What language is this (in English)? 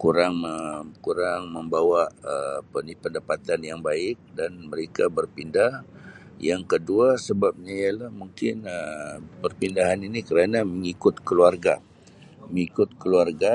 Sabah Malay